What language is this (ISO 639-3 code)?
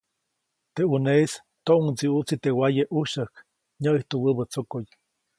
zoc